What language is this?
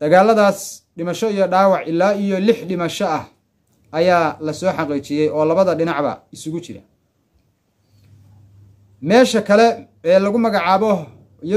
Arabic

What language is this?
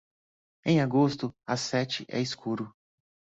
Portuguese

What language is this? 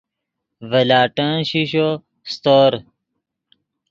Yidgha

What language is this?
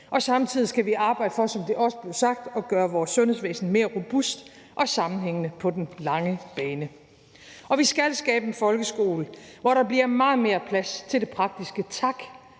Danish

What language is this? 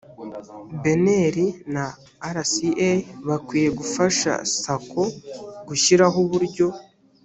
Kinyarwanda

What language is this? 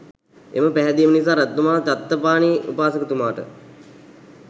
Sinhala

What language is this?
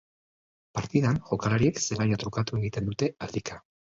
Basque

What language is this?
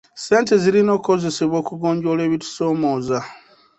Ganda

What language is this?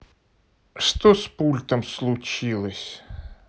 Russian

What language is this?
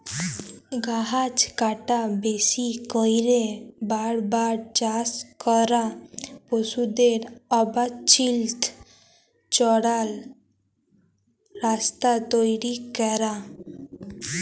Bangla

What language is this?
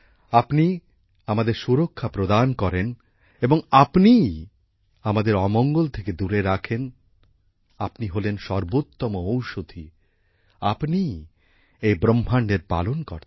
Bangla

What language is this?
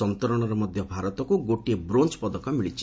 Odia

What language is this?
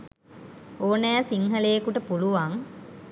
Sinhala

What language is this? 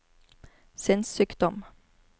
Norwegian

